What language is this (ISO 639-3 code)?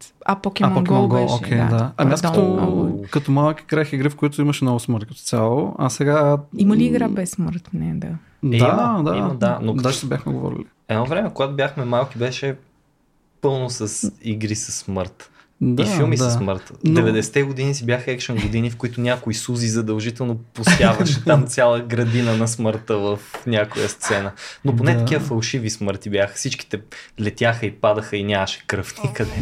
bul